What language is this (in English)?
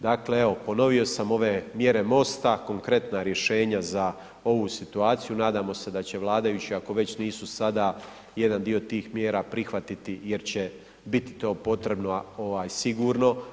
Croatian